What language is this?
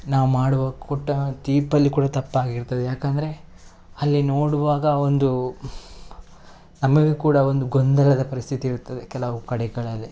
Kannada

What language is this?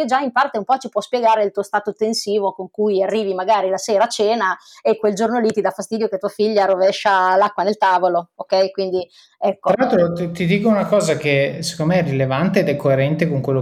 Italian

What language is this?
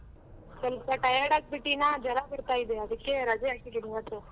Kannada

